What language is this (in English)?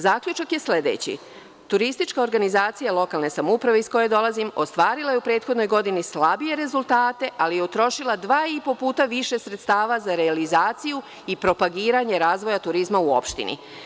Serbian